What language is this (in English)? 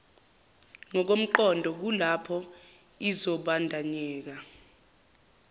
Zulu